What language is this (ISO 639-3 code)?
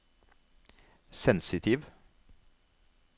nor